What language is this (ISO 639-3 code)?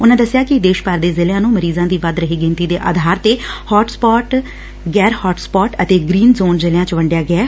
pan